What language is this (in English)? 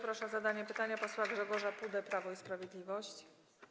Polish